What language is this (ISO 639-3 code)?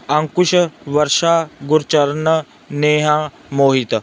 pan